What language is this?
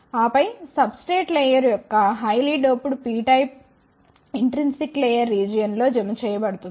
Telugu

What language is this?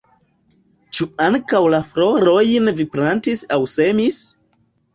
Esperanto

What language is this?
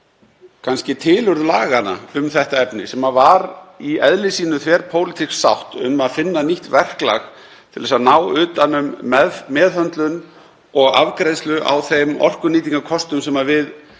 Icelandic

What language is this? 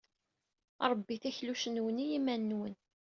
Kabyle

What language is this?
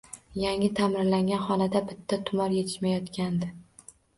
Uzbek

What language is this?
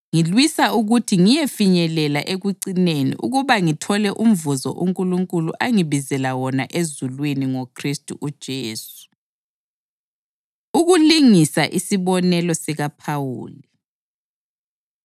North Ndebele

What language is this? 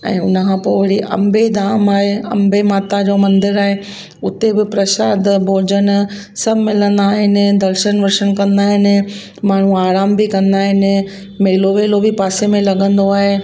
Sindhi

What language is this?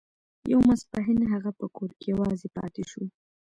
Pashto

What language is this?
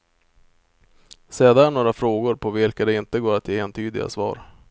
Swedish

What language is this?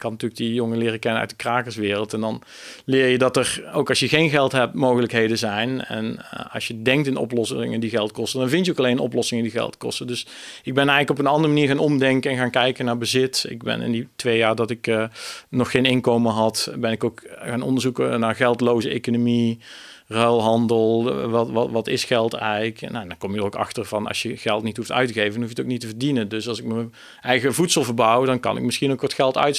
Dutch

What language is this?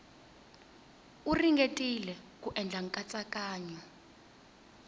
Tsonga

